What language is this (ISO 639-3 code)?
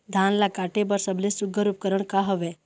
hne